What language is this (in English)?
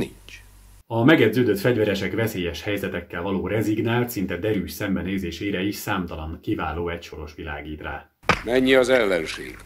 Hungarian